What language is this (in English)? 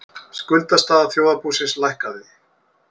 Icelandic